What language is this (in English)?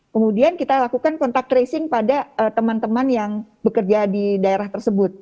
Indonesian